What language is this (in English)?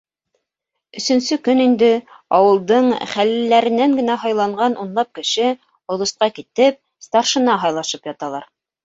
Bashkir